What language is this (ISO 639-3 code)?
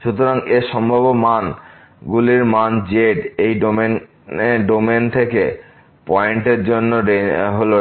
ben